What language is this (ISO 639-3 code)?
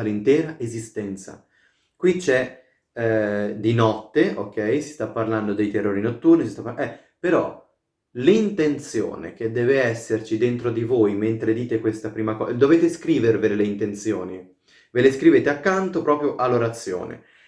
ita